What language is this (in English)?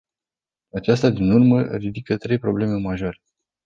Romanian